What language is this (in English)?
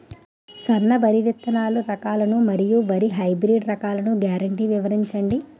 Telugu